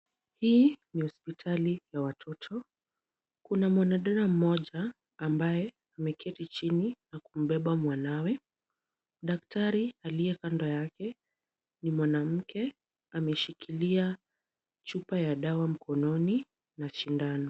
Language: Swahili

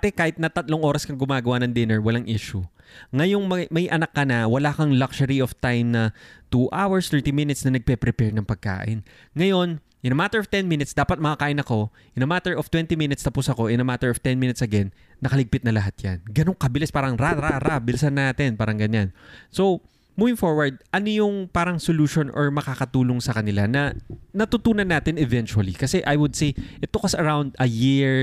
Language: Filipino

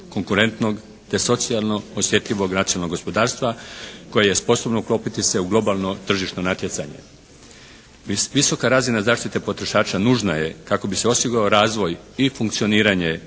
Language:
Croatian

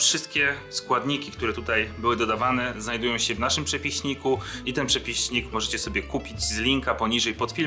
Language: Polish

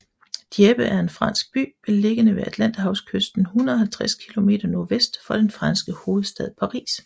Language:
Danish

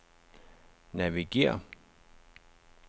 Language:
Danish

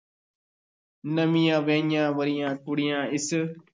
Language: Punjabi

